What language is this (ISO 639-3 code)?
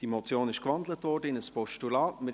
gsw